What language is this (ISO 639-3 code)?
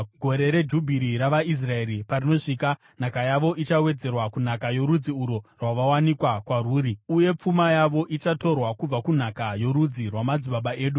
sna